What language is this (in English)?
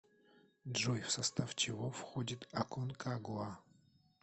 Russian